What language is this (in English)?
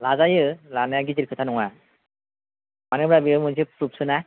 Bodo